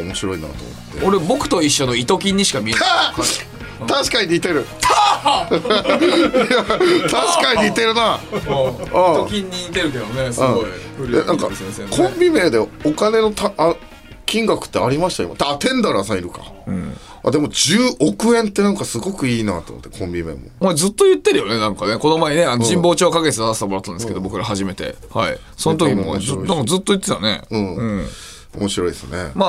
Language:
Japanese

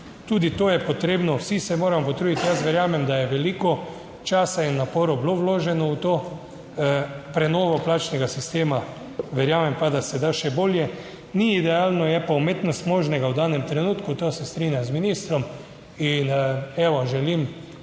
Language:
Slovenian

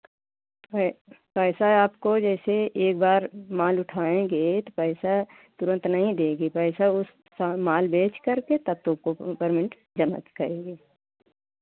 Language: Hindi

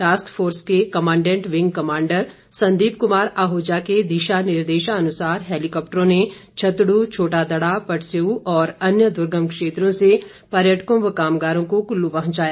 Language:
Hindi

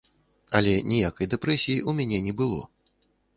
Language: Belarusian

